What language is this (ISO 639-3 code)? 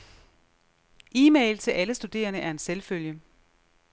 dan